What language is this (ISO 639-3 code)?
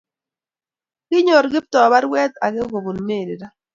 kln